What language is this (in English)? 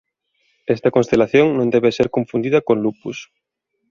Galician